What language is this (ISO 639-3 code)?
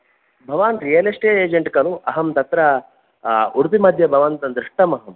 san